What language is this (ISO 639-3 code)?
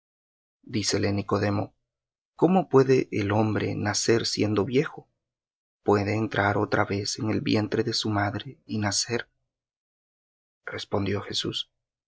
spa